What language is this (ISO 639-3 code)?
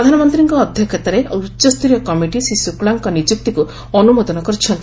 ori